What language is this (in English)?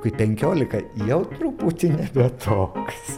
Lithuanian